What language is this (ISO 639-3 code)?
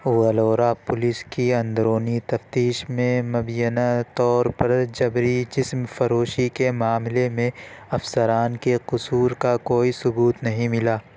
urd